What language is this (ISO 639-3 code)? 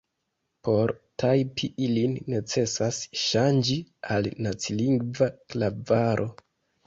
epo